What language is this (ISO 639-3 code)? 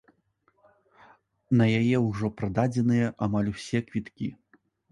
bel